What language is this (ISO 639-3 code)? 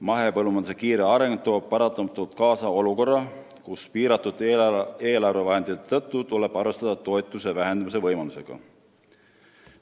est